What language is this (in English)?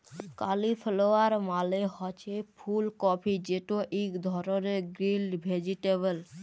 Bangla